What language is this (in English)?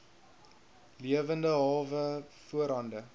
Afrikaans